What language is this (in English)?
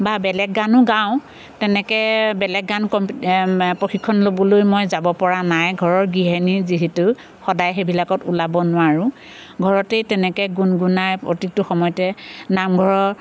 Assamese